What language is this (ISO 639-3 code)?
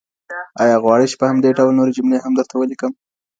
pus